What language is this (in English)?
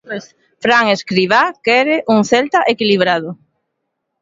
Galician